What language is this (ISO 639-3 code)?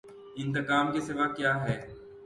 urd